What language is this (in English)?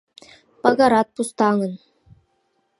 Mari